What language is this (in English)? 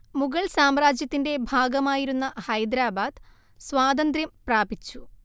Malayalam